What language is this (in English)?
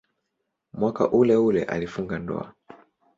Swahili